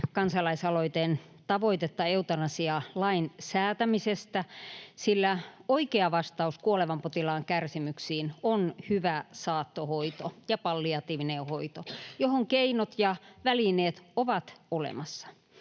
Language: Finnish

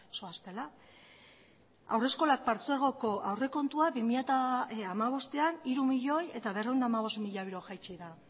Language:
Basque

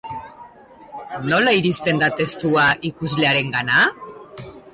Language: Basque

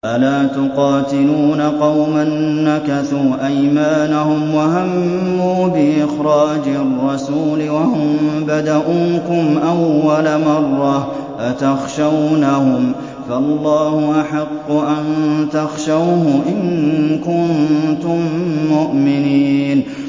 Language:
Arabic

